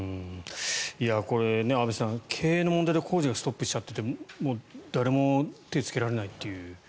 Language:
Japanese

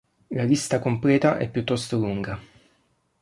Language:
Italian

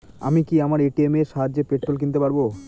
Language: Bangla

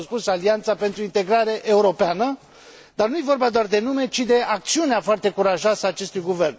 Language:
Romanian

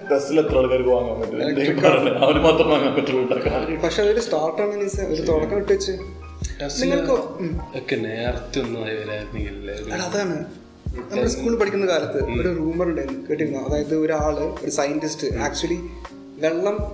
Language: Malayalam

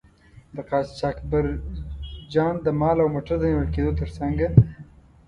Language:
Pashto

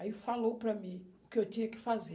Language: Portuguese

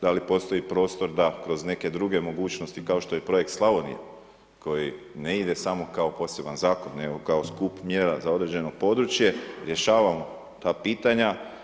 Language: Croatian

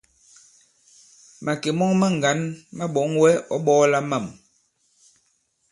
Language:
Bankon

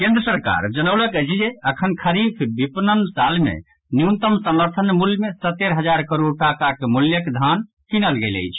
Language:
Maithili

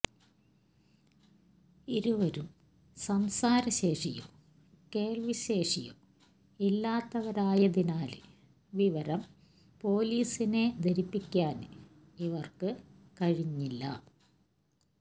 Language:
Malayalam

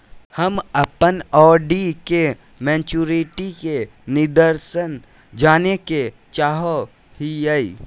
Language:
Magahi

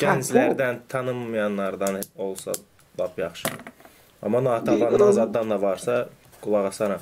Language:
Turkish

